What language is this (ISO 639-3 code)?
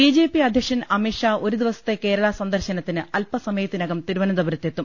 mal